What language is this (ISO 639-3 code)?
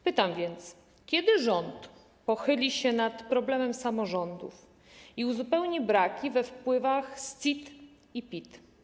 pol